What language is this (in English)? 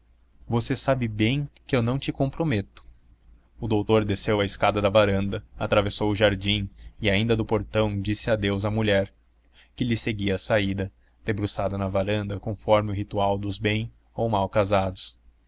Portuguese